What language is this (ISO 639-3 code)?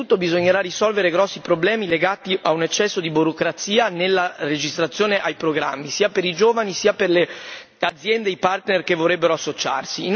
ita